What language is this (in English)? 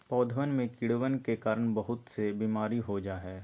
Magahi